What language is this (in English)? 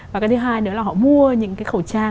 Vietnamese